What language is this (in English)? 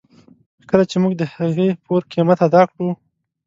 Pashto